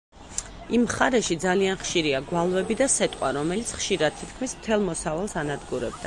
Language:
Georgian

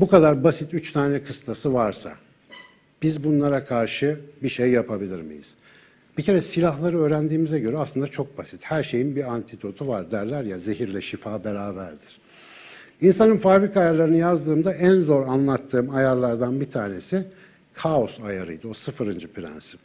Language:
Turkish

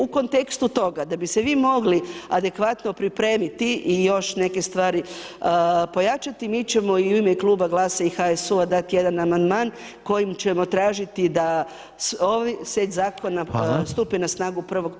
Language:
Croatian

